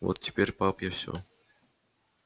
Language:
Russian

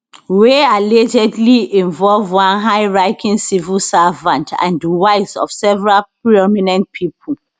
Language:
Nigerian Pidgin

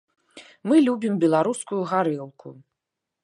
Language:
Belarusian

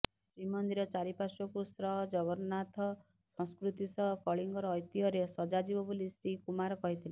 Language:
Odia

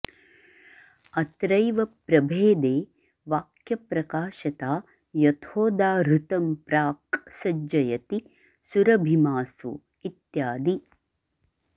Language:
Sanskrit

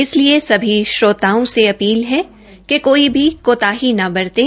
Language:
Hindi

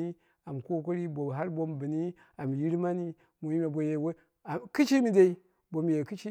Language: Dera (Nigeria)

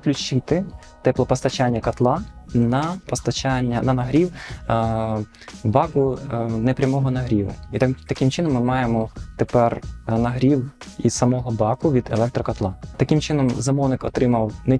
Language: Ukrainian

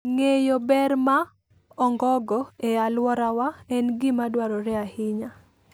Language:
Luo (Kenya and Tanzania)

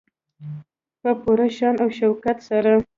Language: Pashto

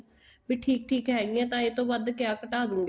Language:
Punjabi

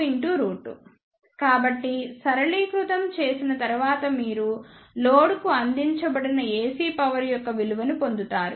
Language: Telugu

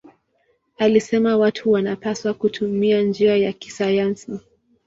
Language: Swahili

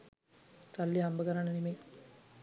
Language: Sinhala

